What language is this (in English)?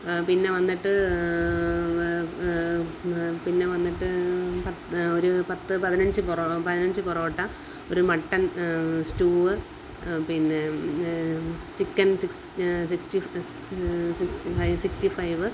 Malayalam